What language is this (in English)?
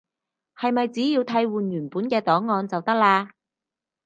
Cantonese